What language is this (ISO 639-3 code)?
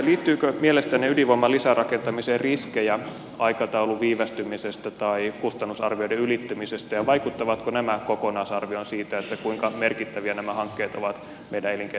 fin